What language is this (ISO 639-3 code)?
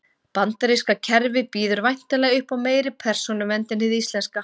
isl